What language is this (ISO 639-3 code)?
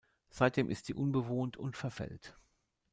deu